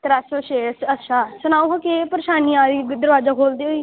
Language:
Dogri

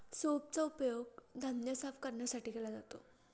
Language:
Marathi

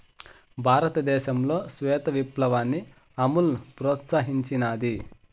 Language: Telugu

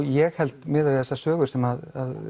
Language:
Icelandic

